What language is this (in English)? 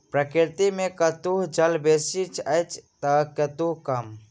Maithili